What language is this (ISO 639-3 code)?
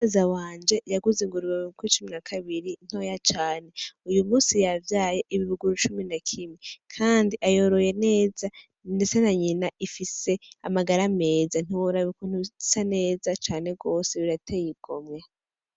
run